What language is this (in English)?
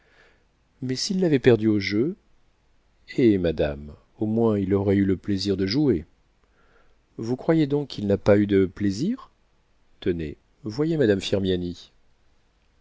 French